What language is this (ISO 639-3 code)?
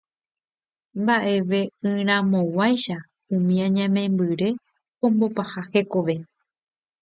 grn